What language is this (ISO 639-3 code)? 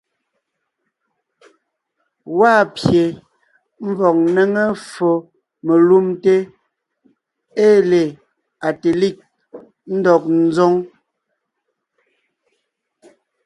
nnh